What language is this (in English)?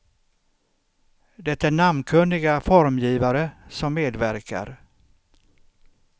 Swedish